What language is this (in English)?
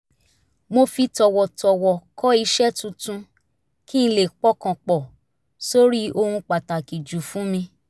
Yoruba